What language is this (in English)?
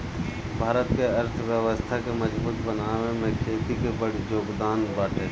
Bhojpuri